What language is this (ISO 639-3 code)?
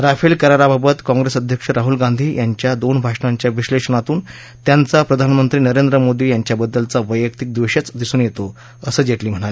mar